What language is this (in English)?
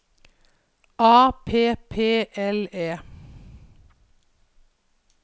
Norwegian